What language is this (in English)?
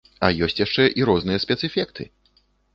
Belarusian